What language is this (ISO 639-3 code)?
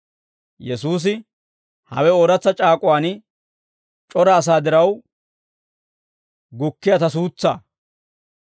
dwr